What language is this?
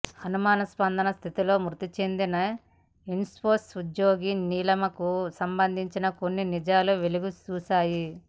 Telugu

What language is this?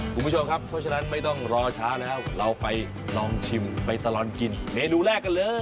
Thai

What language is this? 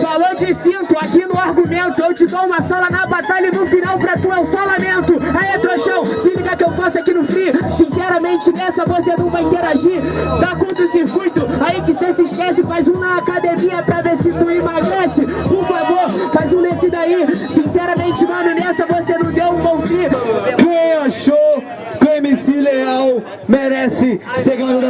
Portuguese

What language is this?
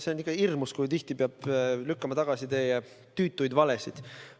Estonian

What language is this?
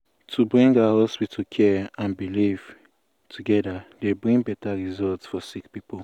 Nigerian Pidgin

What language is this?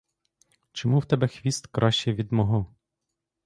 Ukrainian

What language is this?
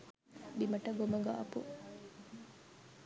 Sinhala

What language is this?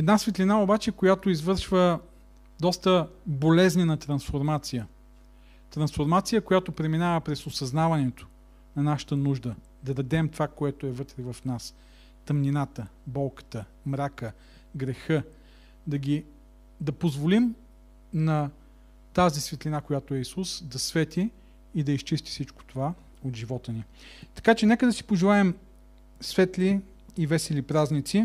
Bulgarian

